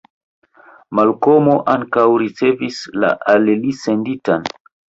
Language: Esperanto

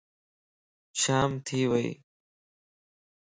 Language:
Lasi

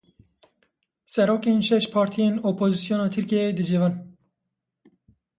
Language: Kurdish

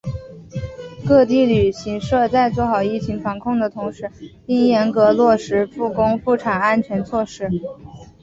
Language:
Chinese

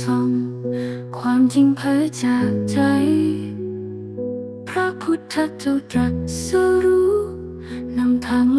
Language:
Thai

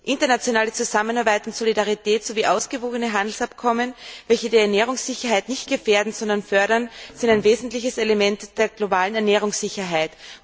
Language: German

